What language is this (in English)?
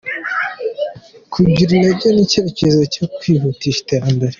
Kinyarwanda